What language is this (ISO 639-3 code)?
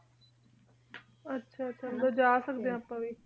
pan